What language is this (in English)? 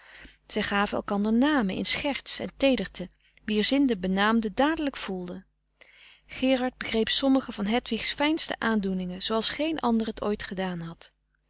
Dutch